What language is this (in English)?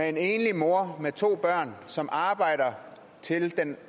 Danish